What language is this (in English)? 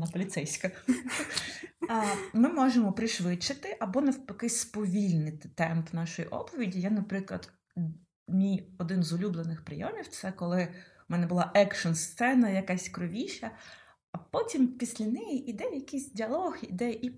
Ukrainian